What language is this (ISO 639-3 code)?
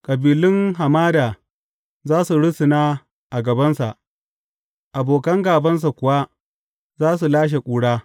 hau